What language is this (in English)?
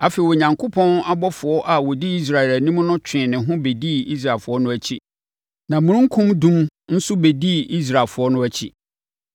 Akan